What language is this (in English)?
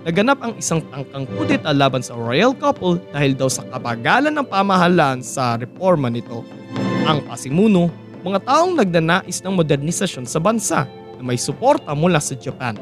Filipino